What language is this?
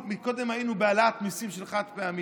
Hebrew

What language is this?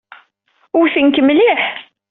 Kabyle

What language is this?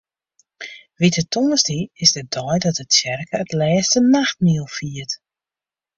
Western Frisian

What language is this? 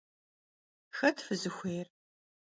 Kabardian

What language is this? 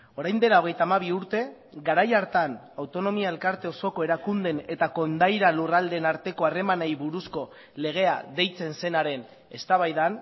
Basque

